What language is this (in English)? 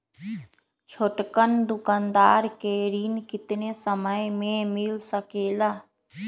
Magahi